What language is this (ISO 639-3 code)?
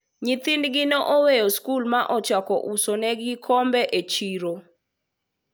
luo